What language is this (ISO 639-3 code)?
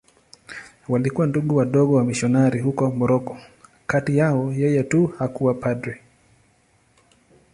swa